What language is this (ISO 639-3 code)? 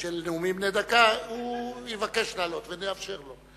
heb